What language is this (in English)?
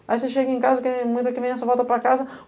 Portuguese